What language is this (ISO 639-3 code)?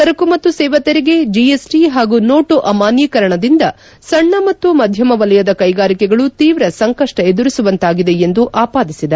kan